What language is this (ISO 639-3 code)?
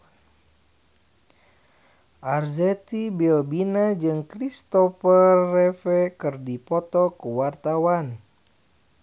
sun